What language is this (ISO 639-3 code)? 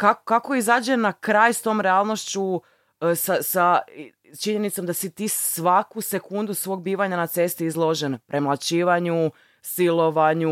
hrv